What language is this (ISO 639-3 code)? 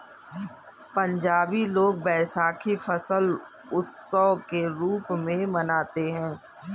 hin